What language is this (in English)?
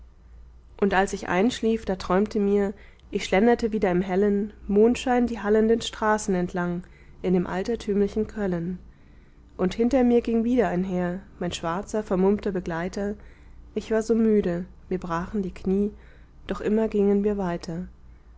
German